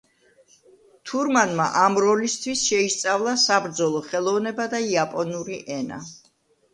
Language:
Georgian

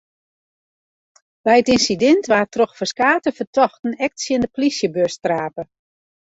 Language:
Western Frisian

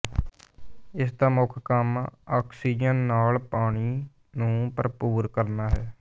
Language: Punjabi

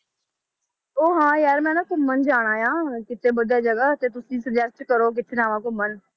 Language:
Punjabi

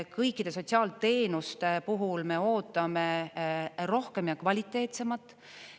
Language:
Estonian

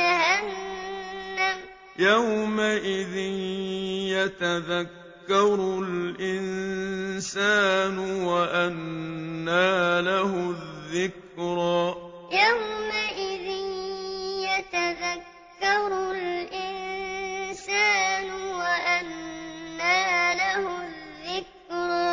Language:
Arabic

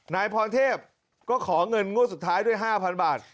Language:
Thai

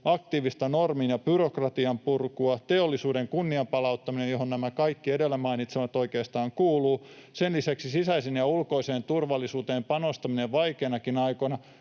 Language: Finnish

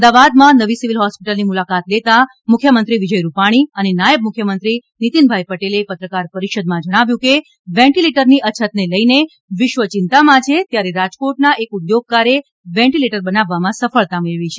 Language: Gujarati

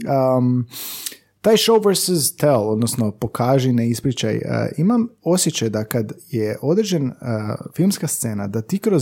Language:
Croatian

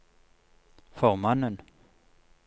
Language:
Norwegian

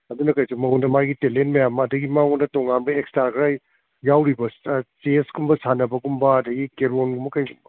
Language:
Manipuri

